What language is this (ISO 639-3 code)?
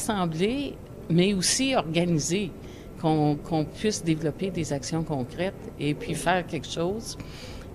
fra